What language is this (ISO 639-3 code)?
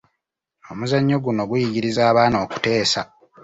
lug